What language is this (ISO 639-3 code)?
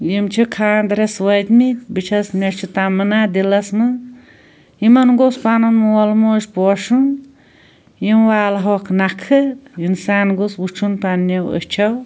kas